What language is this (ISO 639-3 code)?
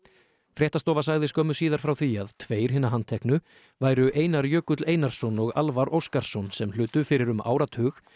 isl